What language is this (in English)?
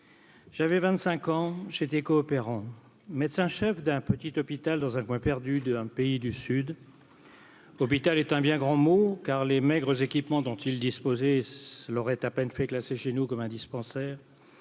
French